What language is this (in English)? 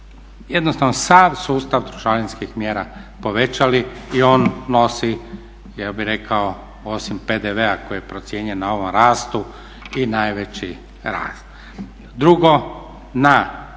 Croatian